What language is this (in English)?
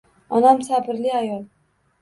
Uzbek